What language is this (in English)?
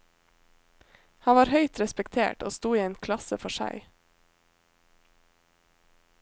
Norwegian